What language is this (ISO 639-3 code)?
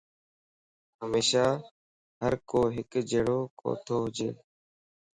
lss